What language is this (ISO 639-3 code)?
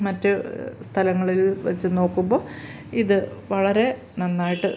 mal